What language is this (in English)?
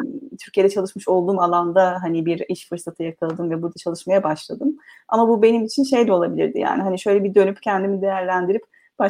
Turkish